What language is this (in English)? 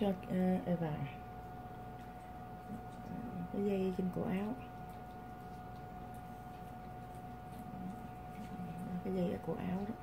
Vietnamese